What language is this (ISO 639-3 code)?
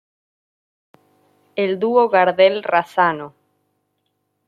spa